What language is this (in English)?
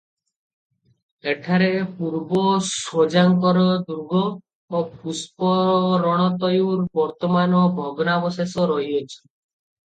Odia